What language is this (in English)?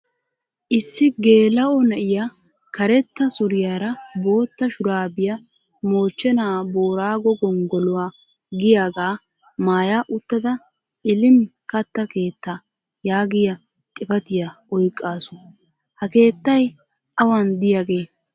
Wolaytta